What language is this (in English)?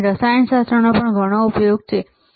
Gujarati